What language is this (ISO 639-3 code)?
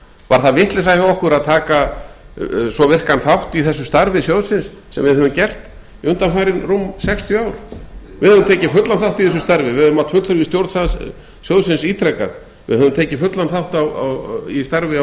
isl